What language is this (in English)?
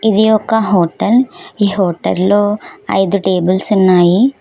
Telugu